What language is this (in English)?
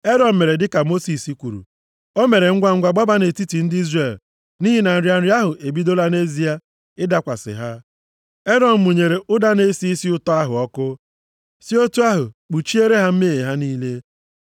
Igbo